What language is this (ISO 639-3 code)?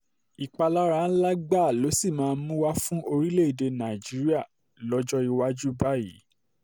yor